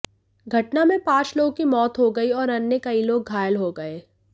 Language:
Hindi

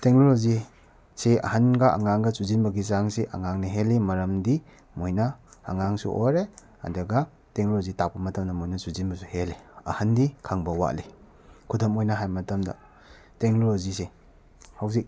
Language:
Manipuri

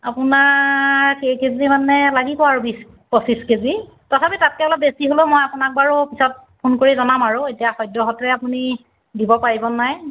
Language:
Assamese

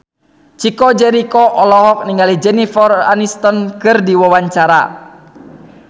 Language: Sundanese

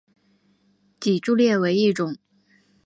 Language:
Chinese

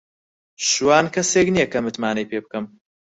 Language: Central Kurdish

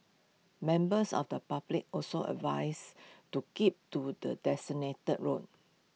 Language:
English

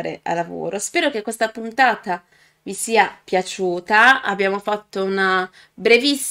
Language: Italian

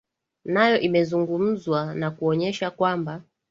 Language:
Swahili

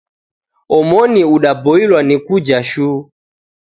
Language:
Taita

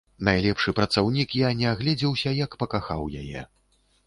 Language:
Belarusian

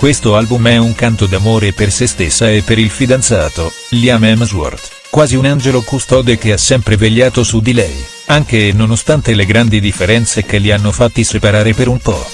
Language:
Italian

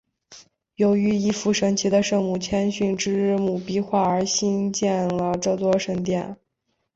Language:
Chinese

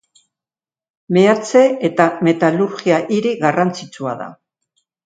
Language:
Basque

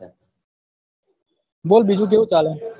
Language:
Gujarati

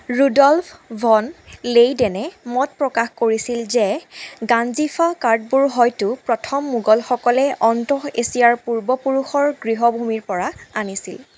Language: Assamese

